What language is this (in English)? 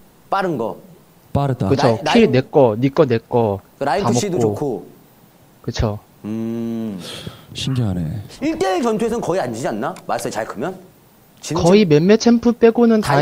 Korean